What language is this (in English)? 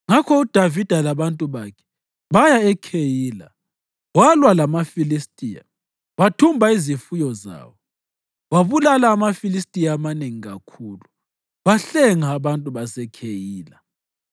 North Ndebele